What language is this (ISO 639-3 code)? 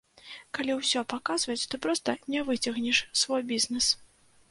bel